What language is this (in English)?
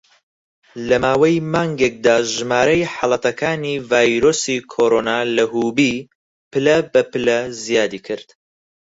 Central Kurdish